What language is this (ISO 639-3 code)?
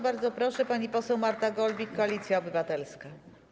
pol